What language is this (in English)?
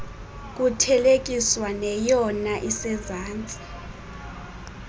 Xhosa